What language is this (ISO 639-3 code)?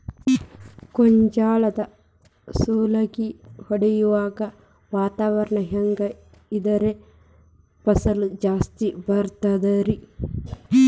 kan